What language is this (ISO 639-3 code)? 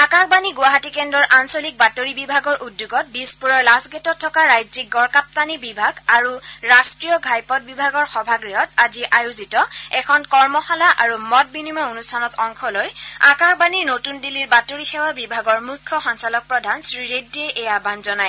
asm